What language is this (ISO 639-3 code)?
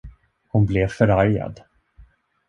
swe